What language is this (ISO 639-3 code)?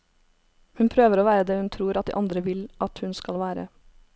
nor